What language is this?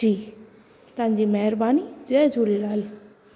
Sindhi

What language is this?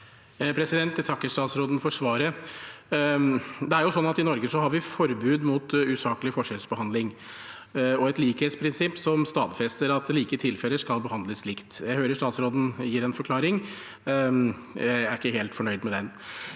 Norwegian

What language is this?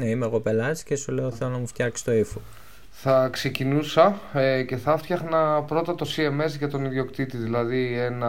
Greek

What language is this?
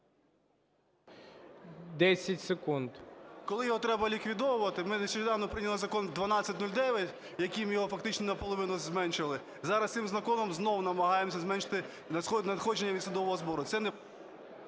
Ukrainian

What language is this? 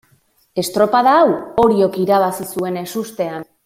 Basque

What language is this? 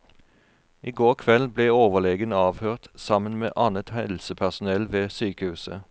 Norwegian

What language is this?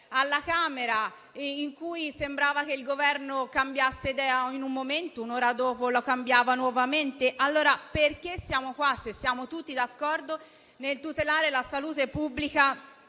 Italian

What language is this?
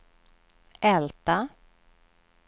Swedish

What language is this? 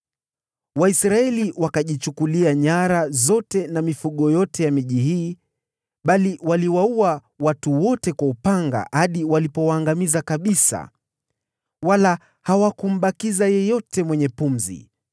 Swahili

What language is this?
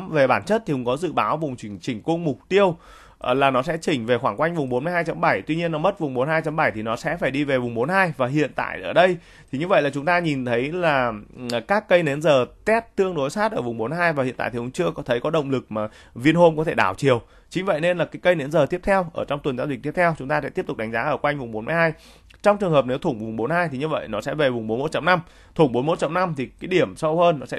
Vietnamese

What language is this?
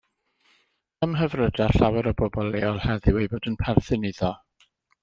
Welsh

